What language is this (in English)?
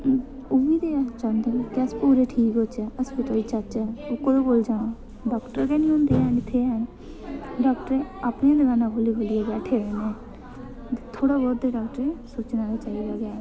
Dogri